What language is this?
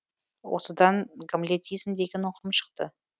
Kazakh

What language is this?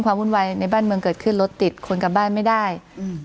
Thai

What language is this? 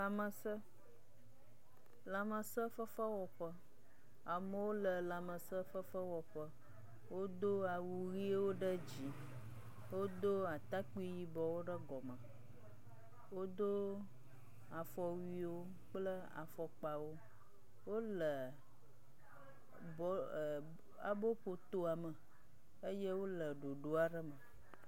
Ewe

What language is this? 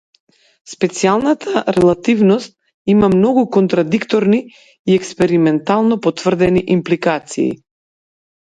Macedonian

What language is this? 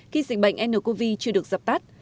Vietnamese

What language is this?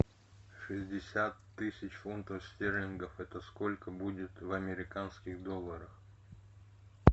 Russian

